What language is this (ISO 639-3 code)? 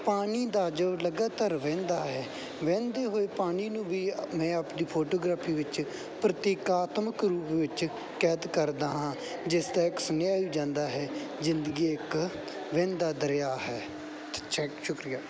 pan